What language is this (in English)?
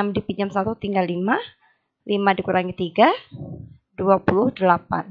Indonesian